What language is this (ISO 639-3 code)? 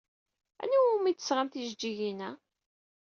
kab